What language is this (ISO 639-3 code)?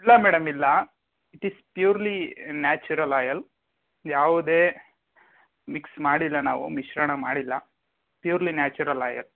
kan